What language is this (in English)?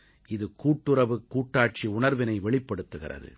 Tamil